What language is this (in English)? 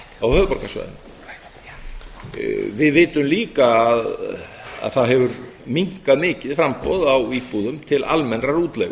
Icelandic